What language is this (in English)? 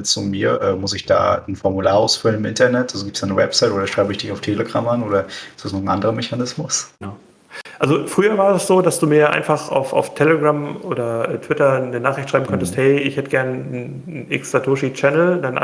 German